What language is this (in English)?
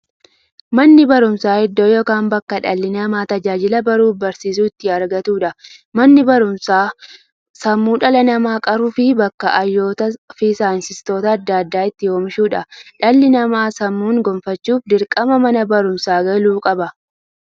Oromo